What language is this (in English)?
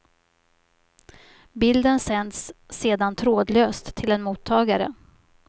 Swedish